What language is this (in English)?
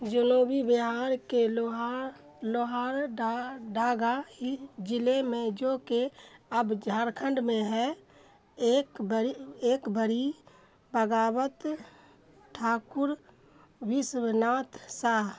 Urdu